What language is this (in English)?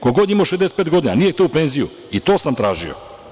Serbian